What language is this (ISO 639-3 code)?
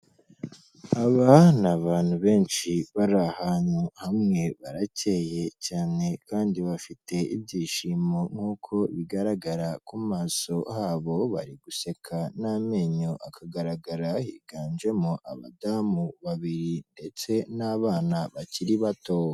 kin